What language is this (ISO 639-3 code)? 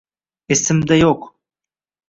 uzb